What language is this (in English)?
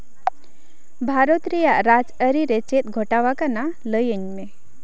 Santali